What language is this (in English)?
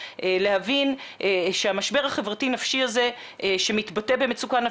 Hebrew